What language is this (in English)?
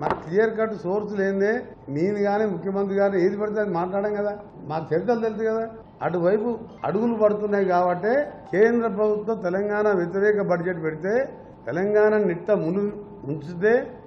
Telugu